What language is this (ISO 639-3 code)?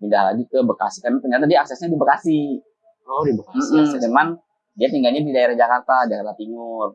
ind